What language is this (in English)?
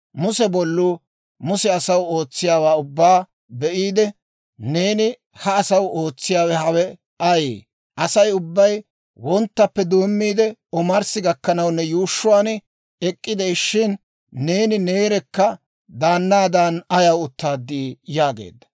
Dawro